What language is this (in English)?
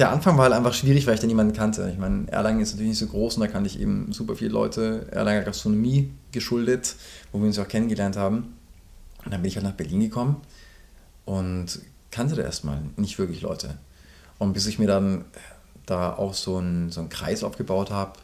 German